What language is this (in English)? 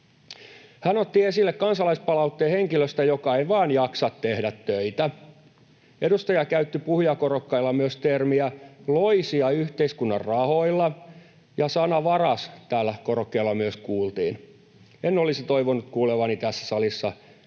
Finnish